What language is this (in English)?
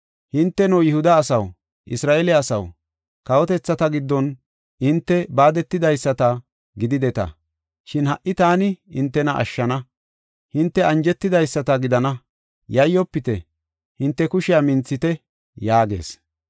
Gofa